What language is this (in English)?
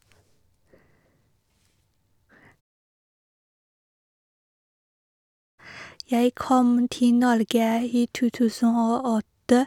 Norwegian